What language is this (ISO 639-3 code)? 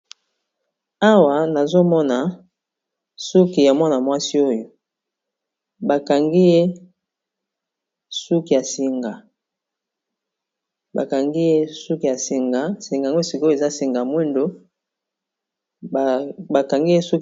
lin